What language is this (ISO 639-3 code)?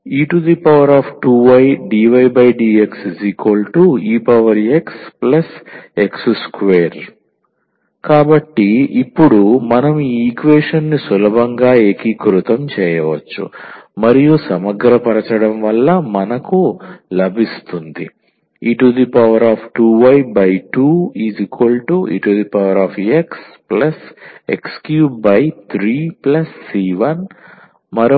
tel